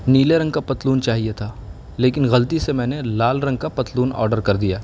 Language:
Urdu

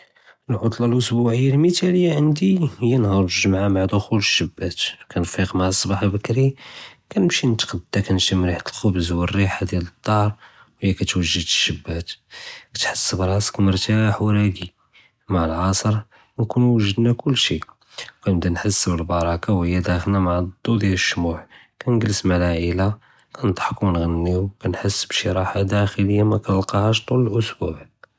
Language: Judeo-Arabic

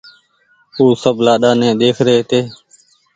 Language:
Goaria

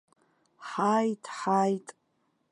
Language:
Abkhazian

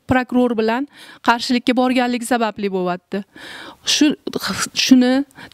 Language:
Turkish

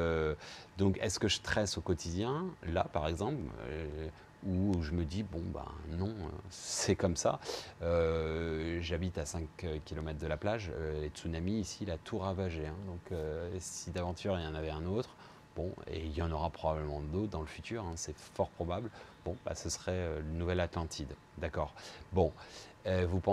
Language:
French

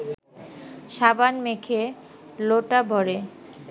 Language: Bangla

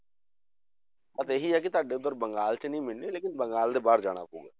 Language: Punjabi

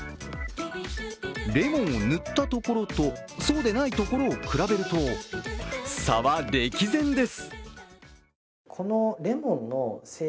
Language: Japanese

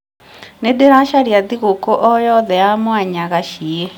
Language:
Kikuyu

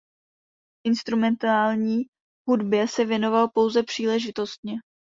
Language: Czech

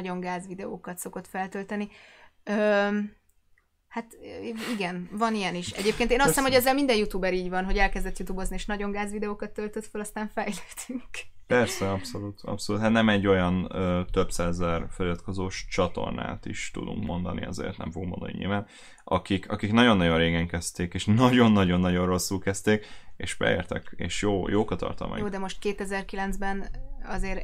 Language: Hungarian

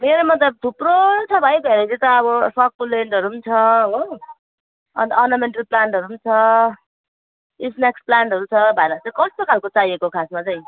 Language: Nepali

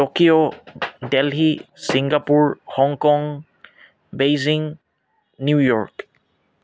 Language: Assamese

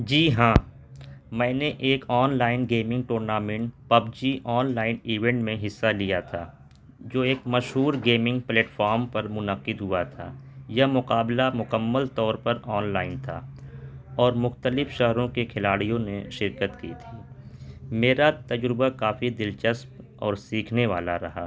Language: Urdu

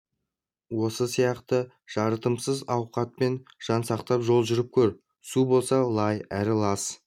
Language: Kazakh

